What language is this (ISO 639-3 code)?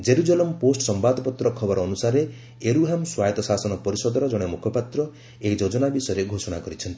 ori